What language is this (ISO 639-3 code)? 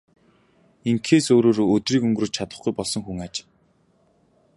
mon